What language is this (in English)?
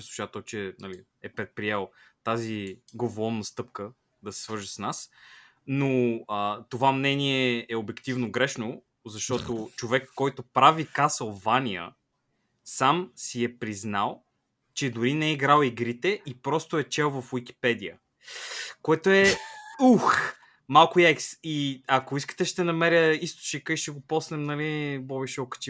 Bulgarian